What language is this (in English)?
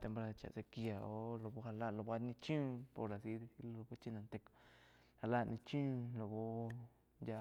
Quiotepec Chinantec